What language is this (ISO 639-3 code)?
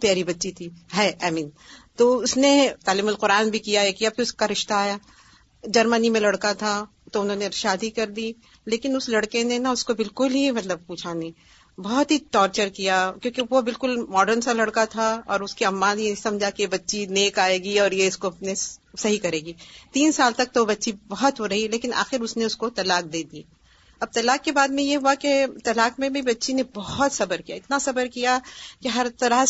urd